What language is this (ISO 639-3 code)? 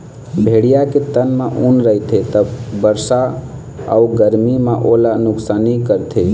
hne